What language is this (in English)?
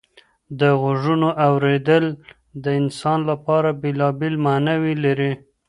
Pashto